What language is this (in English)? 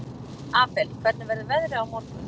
Icelandic